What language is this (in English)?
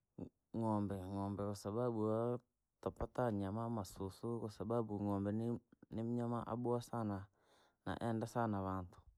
Langi